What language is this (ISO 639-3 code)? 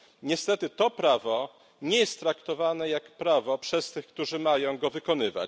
pol